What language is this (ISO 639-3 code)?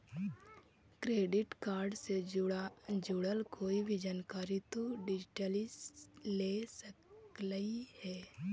mag